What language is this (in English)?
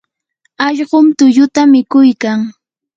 Yanahuanca Pasco Quechua